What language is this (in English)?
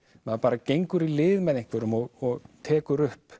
Icelandic